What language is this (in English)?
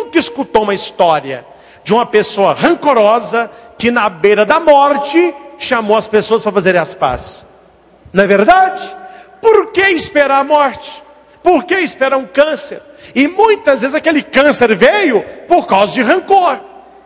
Portuguese